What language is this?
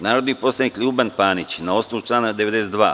Serbian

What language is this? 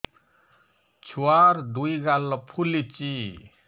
Odia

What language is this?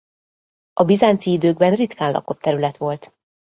Hungarian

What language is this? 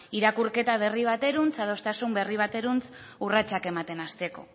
Basque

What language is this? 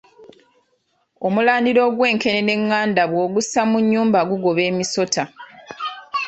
Ganda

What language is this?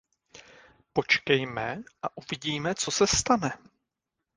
Czech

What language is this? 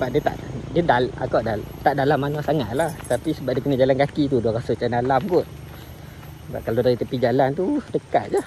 Malay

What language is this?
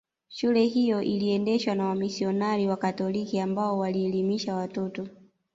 Swahili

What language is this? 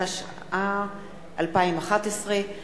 Hebrew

